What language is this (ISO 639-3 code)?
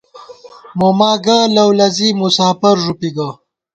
gwt